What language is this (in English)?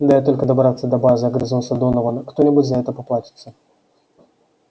Russian